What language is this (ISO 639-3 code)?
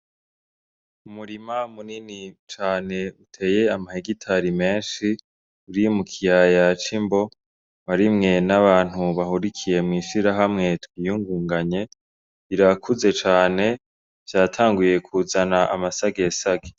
run